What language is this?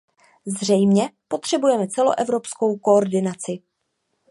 Czech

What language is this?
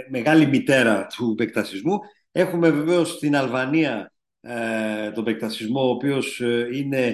Greek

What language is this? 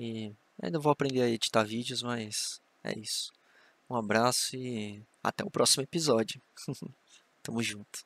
Portuguese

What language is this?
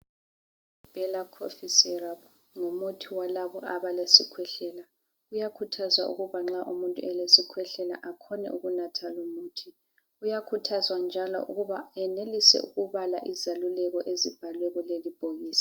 North Ndebele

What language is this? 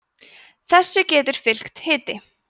Icelandic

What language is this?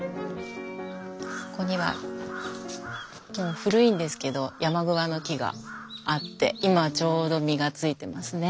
Japanese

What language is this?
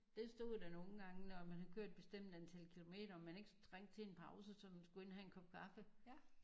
Danish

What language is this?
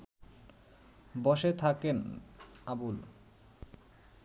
Bangla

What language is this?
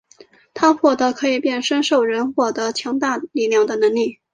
Chinese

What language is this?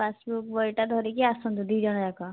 Odia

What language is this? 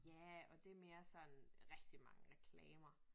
Danish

